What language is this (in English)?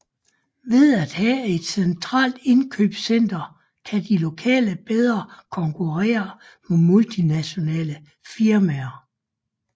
Danish